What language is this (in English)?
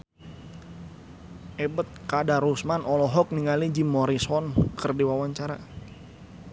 Sundanese